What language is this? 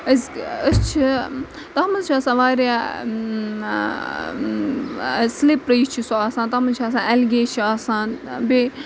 Kashmiri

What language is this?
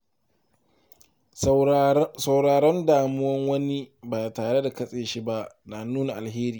Hausa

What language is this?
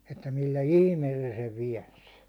Finnish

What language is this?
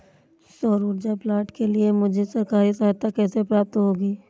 Hindi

